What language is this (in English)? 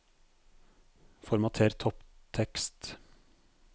Norwegian